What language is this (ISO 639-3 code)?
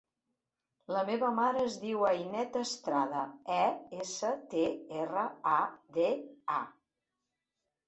cat